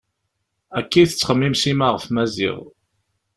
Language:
Kabyle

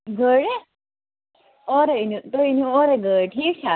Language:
Kashmiri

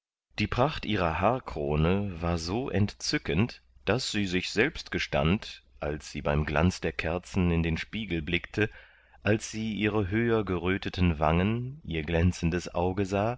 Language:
German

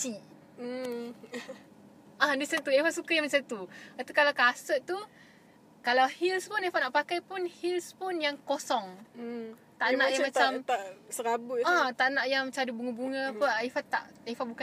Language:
Malay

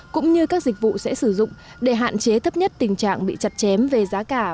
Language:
Vietnamese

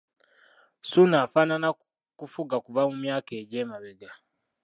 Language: Ganda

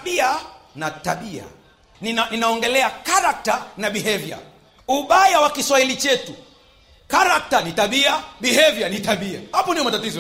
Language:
Swahili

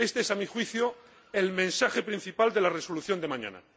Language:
Spanish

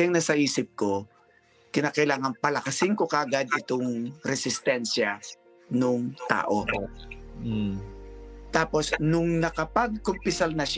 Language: Filipino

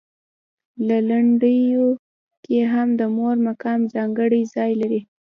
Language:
Pashto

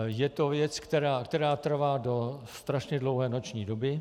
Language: Czech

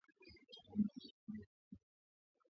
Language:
Swahili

